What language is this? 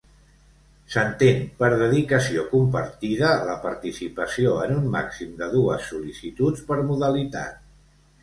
Catalan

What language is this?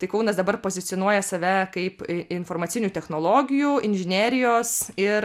Lithuanian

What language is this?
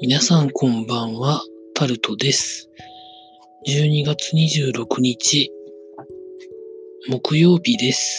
Japanese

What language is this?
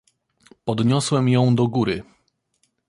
Polish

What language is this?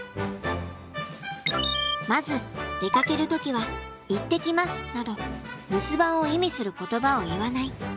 Japanese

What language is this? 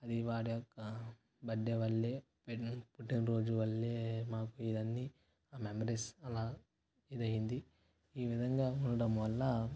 Telugu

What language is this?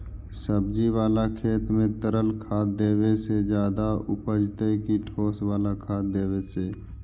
Magahi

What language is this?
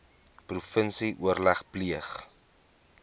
Afrikaans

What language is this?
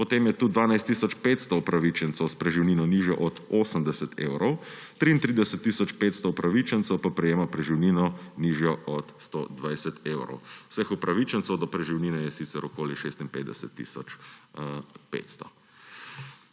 Slovenian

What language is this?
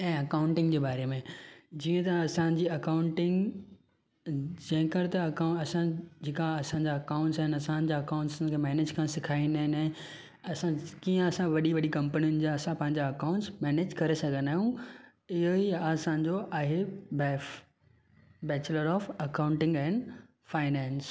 Sindhi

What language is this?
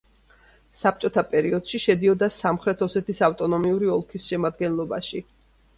Georgian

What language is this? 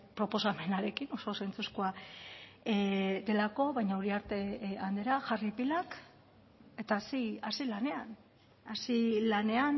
Basque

